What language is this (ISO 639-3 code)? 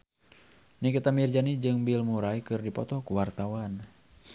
sun